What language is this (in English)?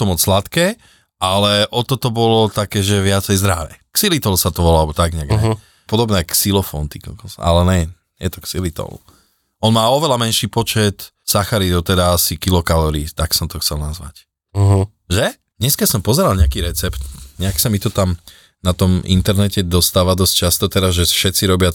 Slovak